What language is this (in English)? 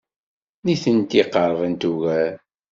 Kabyle